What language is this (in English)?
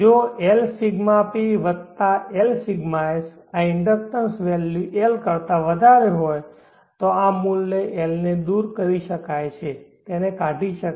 Gujarati